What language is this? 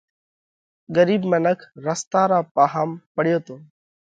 Parkari Koli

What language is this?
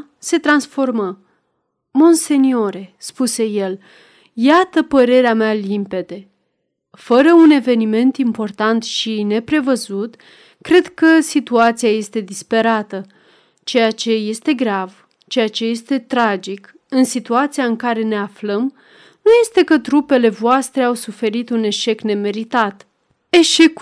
Romanian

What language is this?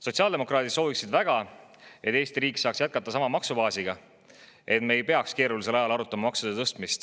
Estonian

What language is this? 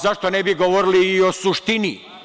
Serbian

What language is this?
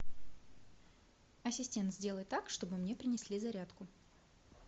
Russian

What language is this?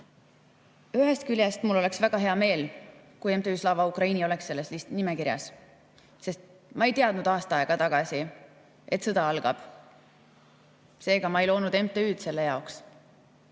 Estonian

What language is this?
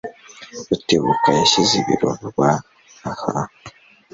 Kinyarwanda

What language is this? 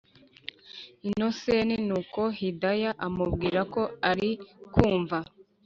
Kinyarwanda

